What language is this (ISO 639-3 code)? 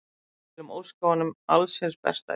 isl